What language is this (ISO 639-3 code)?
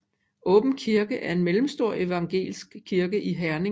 dan